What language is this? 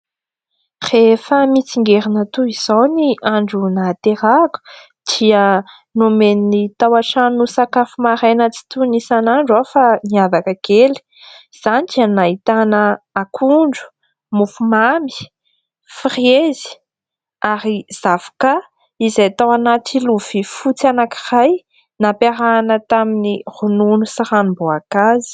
Malagasy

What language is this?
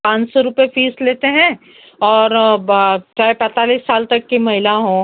Hindi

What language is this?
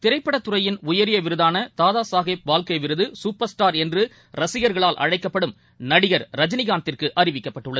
Tamil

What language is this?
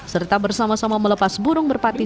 Indonesian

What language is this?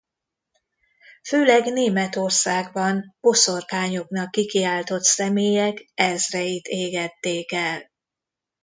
Hungarian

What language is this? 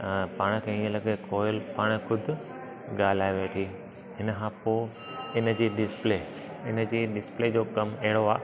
Sindhi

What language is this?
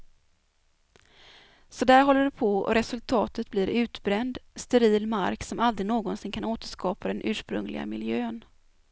Swedish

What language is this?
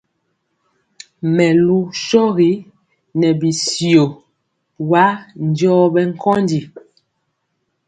Mpiemo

